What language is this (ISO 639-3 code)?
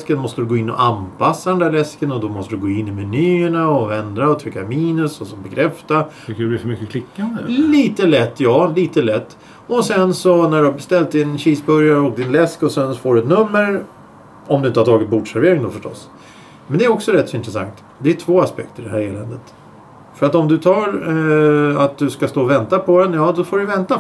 swe